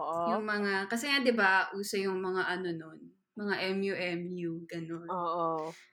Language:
Filipino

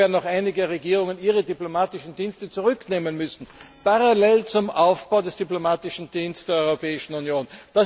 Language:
German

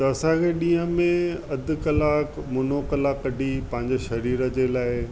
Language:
Sindhi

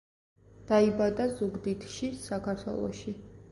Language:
Georgian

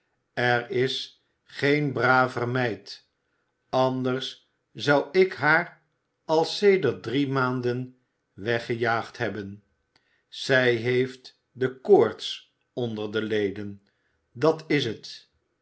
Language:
Dutch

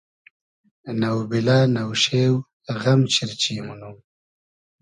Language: Hazaragi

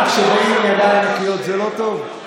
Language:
Hebrew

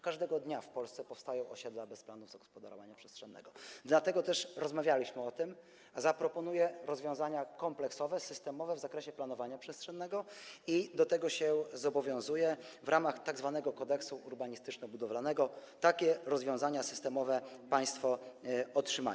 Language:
Polish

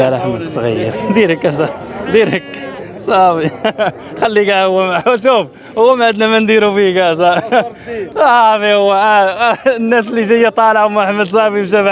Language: Arabic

